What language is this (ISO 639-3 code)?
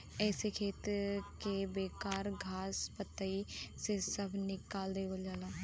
bho